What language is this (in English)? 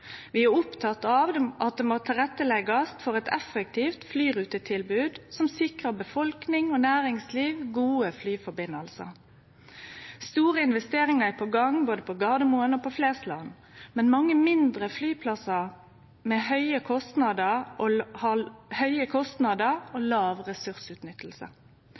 Norwegian Nynorsk